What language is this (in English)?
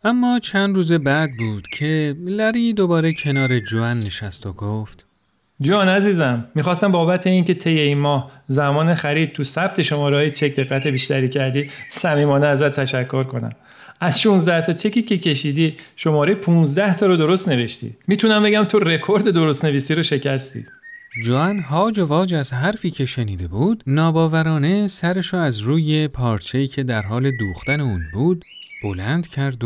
Persian